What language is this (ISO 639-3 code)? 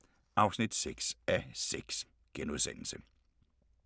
dan